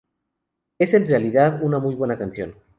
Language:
Spanish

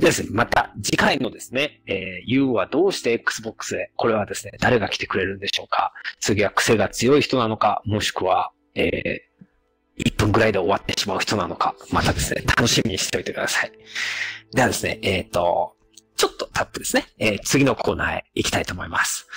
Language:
Japanese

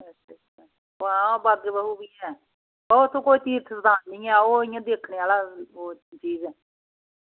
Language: Dogri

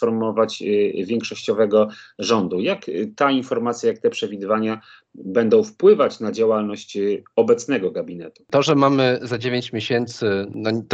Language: Polish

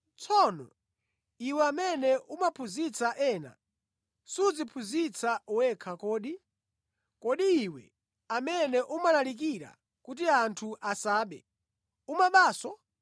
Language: Nyanja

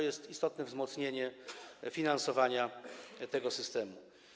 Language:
Polish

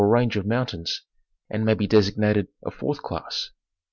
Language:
English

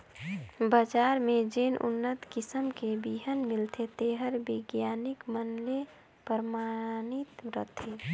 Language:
Chhattisgarhi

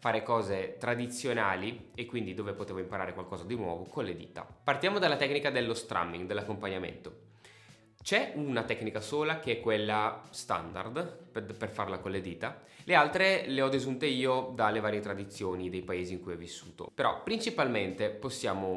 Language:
Italian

